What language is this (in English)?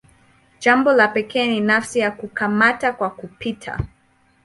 Swahili